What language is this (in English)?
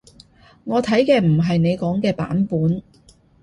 Cantonese